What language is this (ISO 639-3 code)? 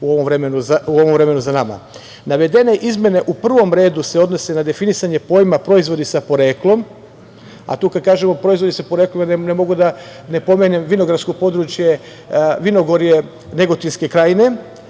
srp